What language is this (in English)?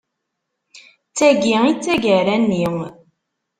Kabyle